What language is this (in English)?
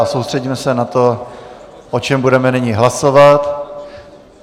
Czech